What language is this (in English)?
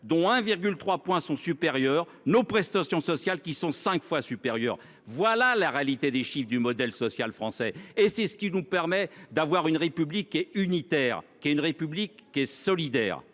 French